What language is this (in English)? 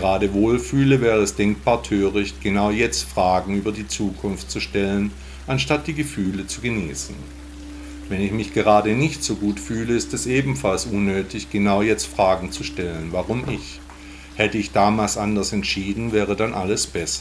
German